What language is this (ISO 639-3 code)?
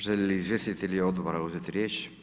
hrv